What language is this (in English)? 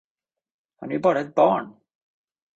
Swedish